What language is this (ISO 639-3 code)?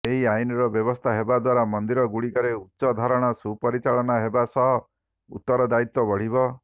ori